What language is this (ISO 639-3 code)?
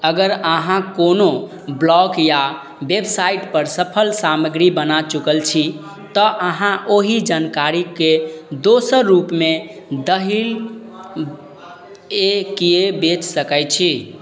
mai